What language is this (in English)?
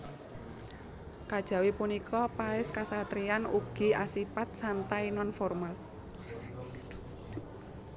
Javanese